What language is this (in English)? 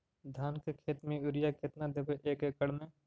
Magahi